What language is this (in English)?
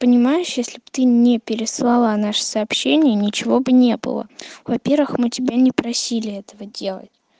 Russian